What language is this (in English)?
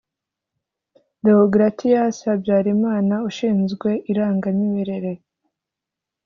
Kinyarwanda